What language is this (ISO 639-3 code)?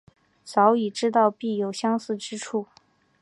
zho